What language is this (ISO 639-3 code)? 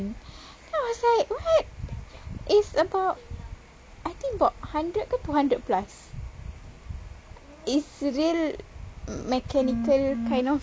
eng